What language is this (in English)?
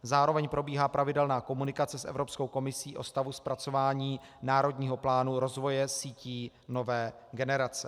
Czech